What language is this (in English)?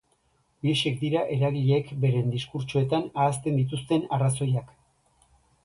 Basque